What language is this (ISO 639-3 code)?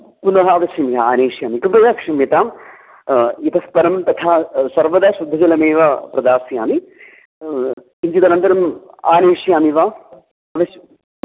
san